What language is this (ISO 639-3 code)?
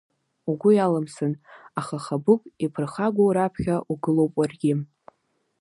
abk